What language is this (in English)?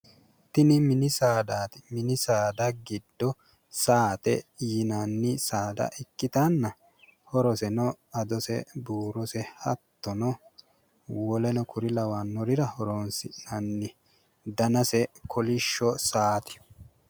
Sidamo